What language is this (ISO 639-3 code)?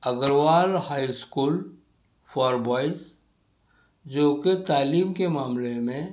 urd